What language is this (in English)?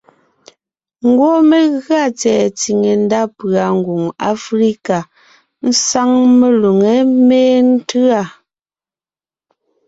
Ngiemboon